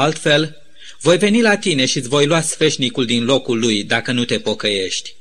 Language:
Romanian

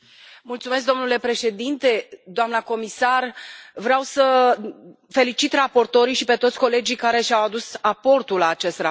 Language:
Romanian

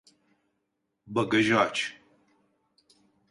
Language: Turkish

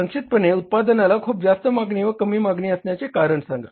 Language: Marathi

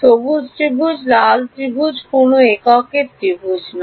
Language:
Bangla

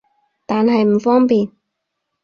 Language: Cantonese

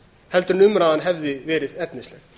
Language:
Icelandic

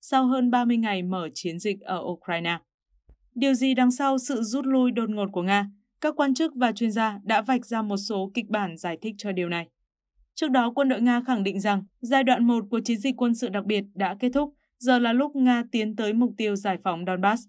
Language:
Vietnamese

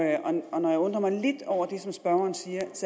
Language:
Danish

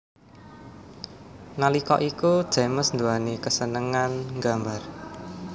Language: Javanese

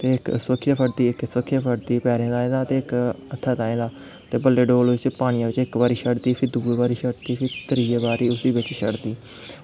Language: Dogri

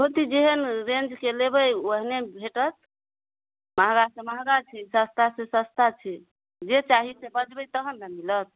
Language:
Maithili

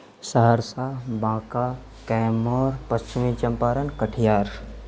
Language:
Urdu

